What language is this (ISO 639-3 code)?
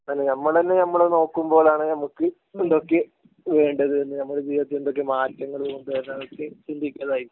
mal